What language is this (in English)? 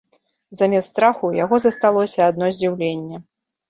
Belarusian